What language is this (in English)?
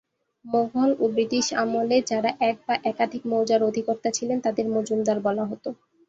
Bangla